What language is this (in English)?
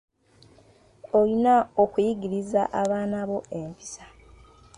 Ganda